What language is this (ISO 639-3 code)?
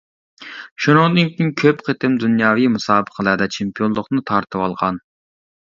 uig